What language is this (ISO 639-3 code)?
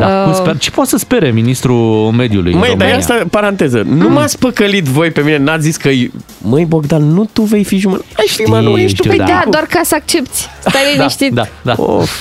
ron